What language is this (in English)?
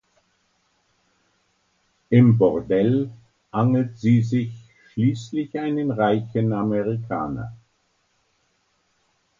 German